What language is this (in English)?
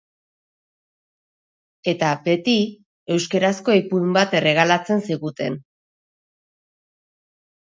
Basque